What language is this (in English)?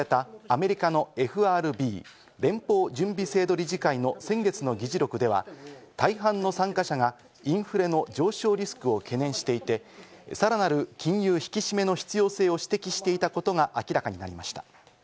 Japanese